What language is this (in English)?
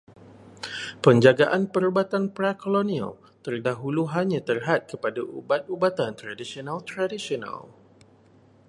Malay